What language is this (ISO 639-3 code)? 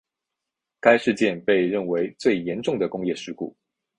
zho